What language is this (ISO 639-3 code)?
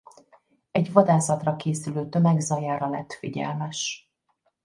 hun